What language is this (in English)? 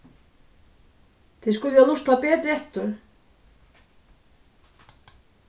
Faroese